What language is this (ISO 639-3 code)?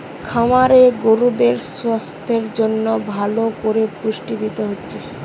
ben